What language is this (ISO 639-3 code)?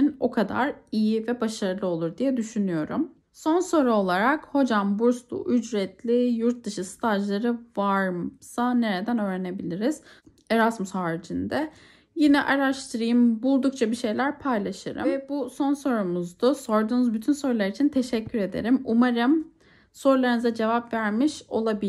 tur